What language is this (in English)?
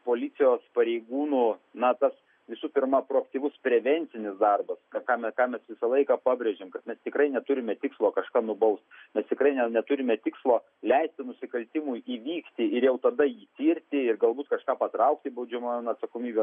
Lithuanian